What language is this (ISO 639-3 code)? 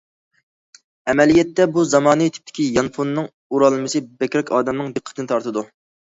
uig